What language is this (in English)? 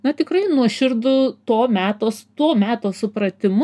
Lithuanian